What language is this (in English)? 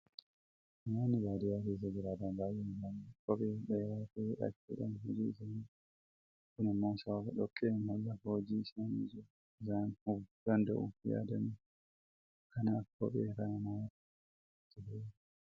Oromo